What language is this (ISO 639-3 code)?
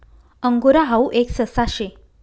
mar